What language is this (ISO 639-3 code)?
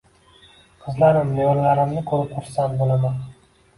uzb